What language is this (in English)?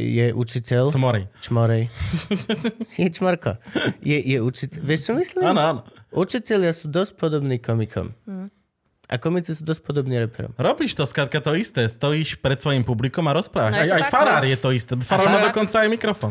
Slovak